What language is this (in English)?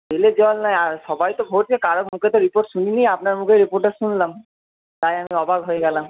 Bangla